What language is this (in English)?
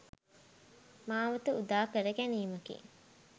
Sinhala